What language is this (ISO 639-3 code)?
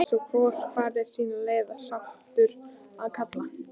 isl